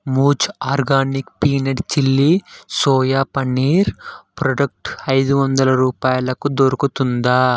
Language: Telugu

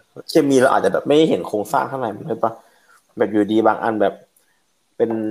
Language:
Thai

